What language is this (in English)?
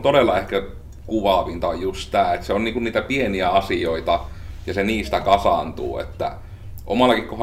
Finnish